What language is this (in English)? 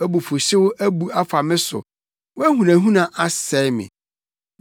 Akan